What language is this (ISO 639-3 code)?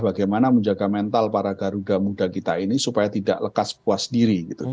ind